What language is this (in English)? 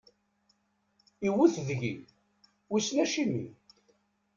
Kabyle